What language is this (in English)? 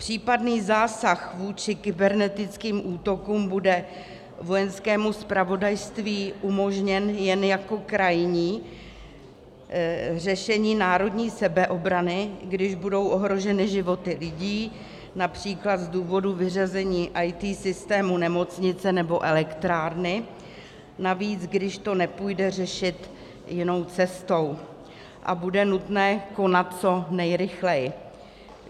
Czech